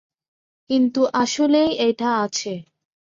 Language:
Bangla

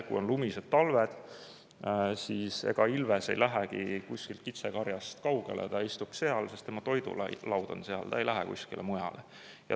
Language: Estonian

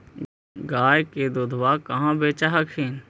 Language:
Magahi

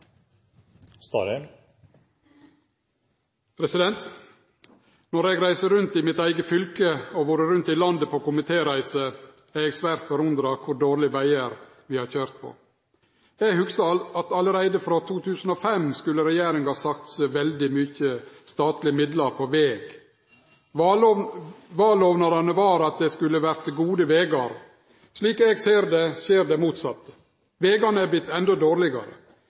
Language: Norwegian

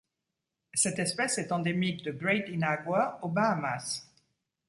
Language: French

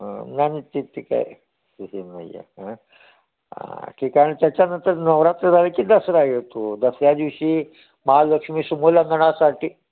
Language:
Marathi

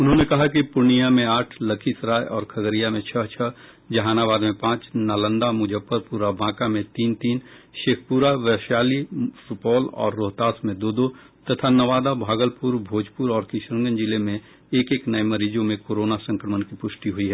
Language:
Hindi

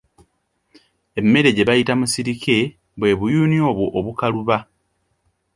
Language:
Ganda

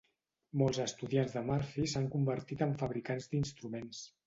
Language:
Catalan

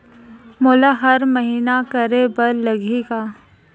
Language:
Chhattisgarhi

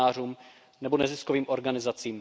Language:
Czech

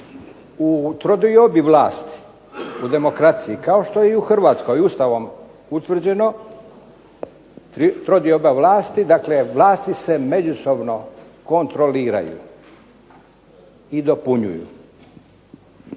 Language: Croatian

